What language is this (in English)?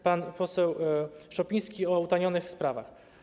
Polish